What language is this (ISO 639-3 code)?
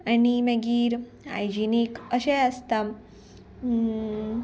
kok